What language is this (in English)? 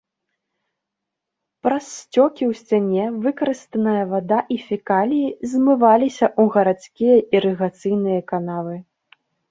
Belarusian